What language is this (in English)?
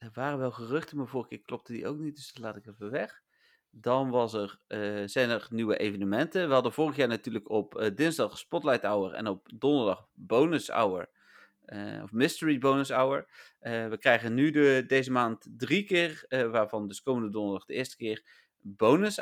Dutch